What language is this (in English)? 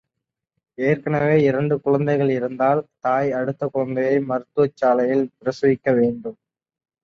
Tamil